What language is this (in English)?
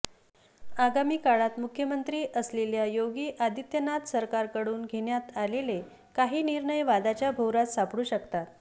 Marathi